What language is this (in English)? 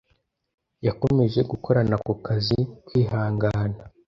Kinyarwanda